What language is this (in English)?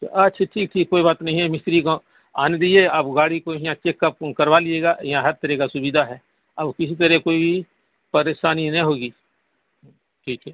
Urdu